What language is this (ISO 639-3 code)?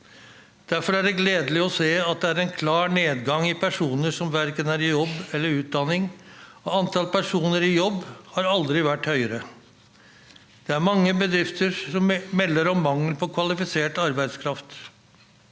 nor